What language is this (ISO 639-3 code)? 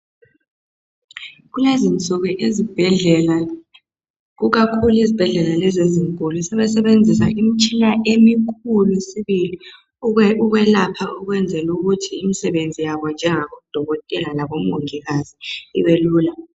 nde